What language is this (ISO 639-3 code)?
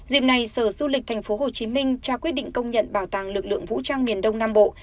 vie